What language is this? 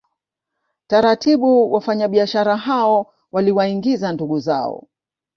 Swahili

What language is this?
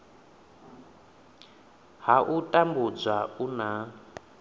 Venda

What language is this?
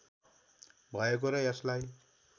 Nepali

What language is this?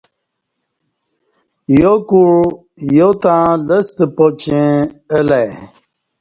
Kati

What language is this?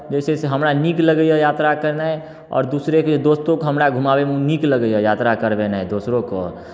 Maithili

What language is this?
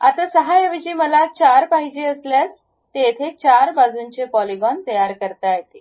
Marathi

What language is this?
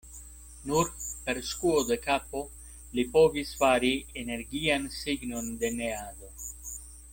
Esperanto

